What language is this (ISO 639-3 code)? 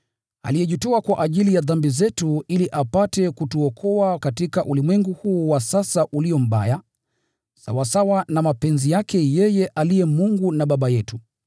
swa